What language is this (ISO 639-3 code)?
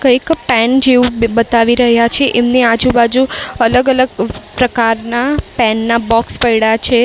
guj